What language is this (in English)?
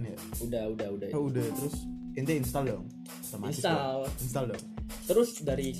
Indonesian